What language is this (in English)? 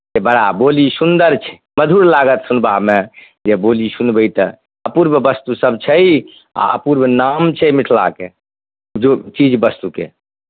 Maithili